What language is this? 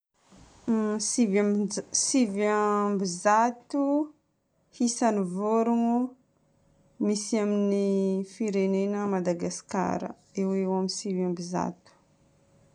Northern Betsimisaraka Malagasy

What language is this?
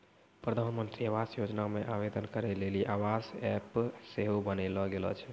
Maithili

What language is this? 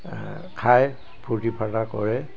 Assamese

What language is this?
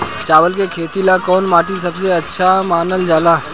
Bhojpuri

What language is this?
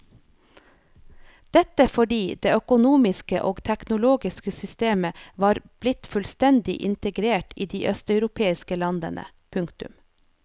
Norwegian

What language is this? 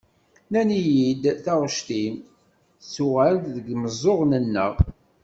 Kabyle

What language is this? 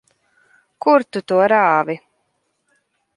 Latvian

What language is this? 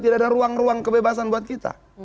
Indonesian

